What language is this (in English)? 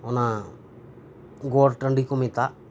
Santali